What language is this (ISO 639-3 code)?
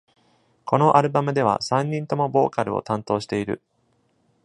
jpn